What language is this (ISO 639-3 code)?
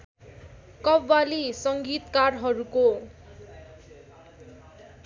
nep